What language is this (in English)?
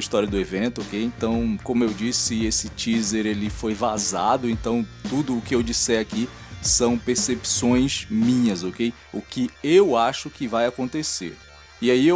Portuguese